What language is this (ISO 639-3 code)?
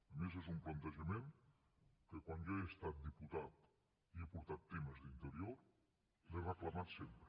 cat